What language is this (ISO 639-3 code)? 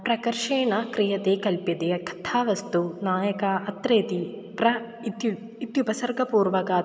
san